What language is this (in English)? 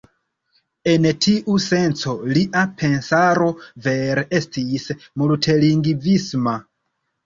Esperanto